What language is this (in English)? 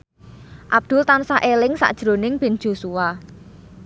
Javanese